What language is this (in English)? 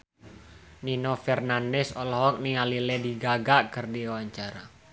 Sundanese